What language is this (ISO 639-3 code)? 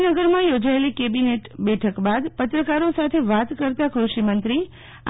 guj